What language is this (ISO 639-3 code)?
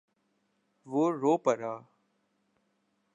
urd